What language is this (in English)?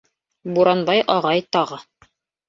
Bashkir